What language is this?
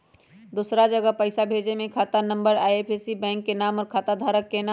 Magahi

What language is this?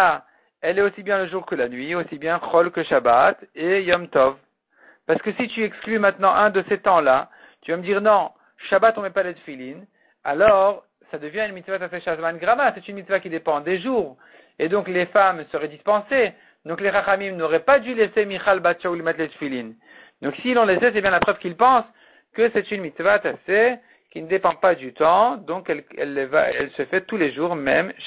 French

